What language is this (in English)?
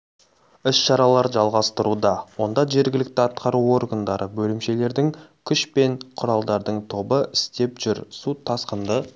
Kazakh